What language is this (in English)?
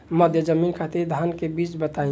Bhojpuri